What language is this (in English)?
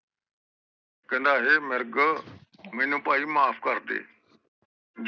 Punjabi